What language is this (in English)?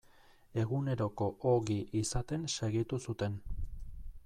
Basque